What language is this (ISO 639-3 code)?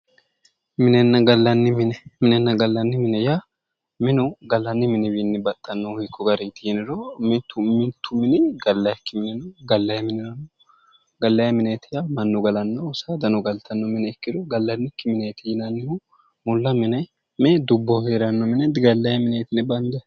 sid